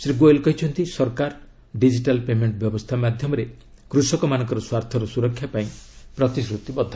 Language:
Odia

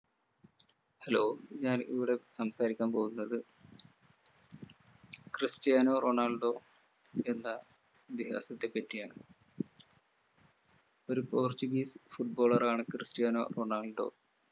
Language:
Malayalam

